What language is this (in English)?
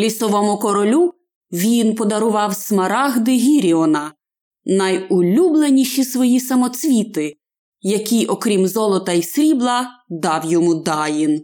Ukrainian